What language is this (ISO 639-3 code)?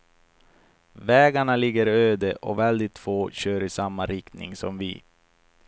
swe